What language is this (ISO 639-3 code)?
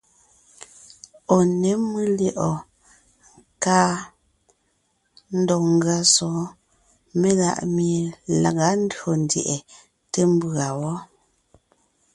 nnh